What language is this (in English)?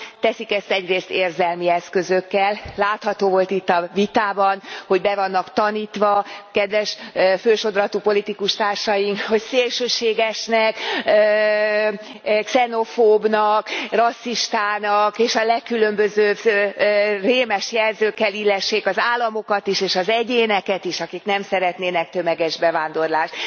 Hungarian